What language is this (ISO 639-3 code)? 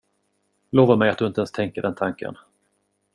swe